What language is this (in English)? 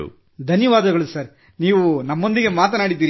Kannada